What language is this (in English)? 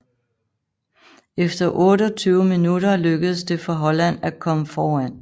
Danish